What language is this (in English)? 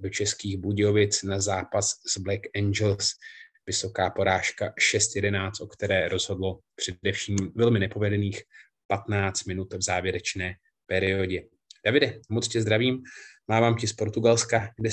Czech